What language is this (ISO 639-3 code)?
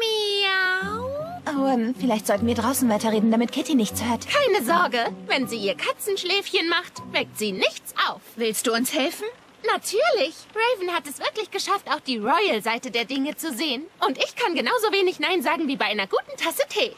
deu